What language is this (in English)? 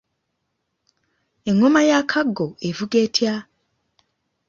Ganda